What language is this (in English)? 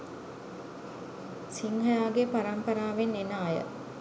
Sinhala